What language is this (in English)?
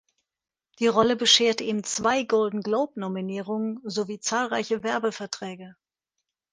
German